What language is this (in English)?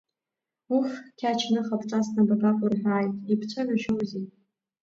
Abkhazian